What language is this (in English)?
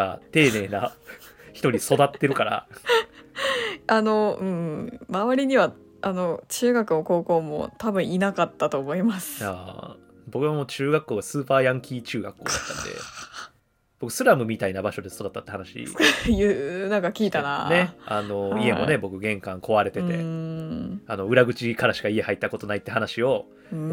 Japanese